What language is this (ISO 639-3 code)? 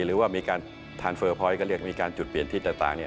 tha